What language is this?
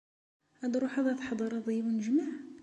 Kabyle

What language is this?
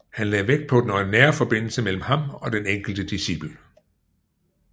Danish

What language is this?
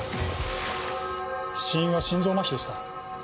Japanese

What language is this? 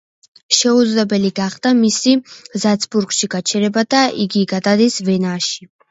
Georgian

